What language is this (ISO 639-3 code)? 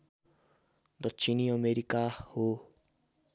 nep